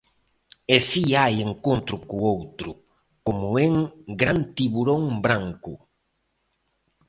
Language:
Galician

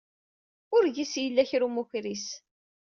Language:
Kabyle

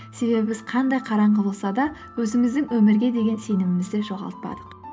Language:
Kazakh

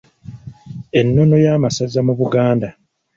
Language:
Ganda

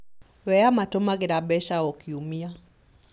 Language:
Kikuyu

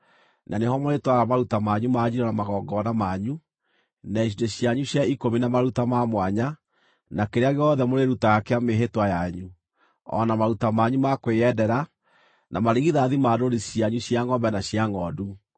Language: Kikuyu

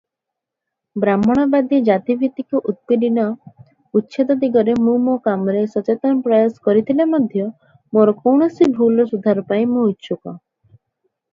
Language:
Odia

